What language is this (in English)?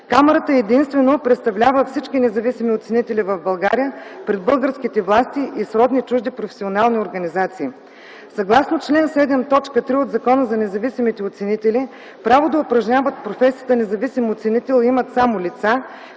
Bulgarian